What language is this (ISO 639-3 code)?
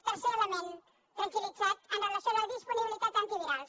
cat